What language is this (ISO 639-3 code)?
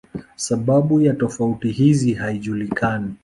swa